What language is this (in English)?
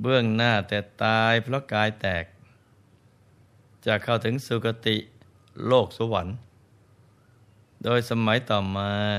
Thai